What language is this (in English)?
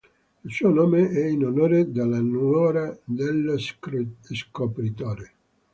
Italian